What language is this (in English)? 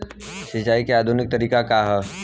Bhojpuri